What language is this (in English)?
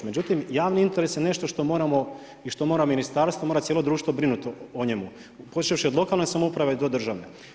Croatian